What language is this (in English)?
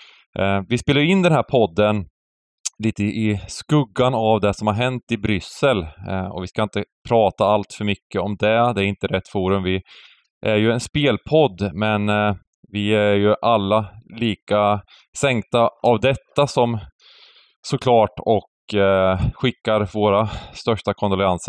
Swedish